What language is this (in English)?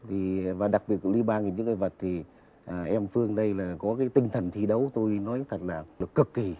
Vietnamese